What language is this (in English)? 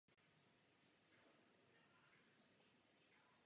Czech